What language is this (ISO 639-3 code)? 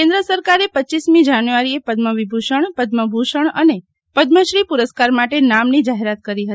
guj